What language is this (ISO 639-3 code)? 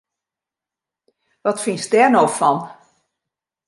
fry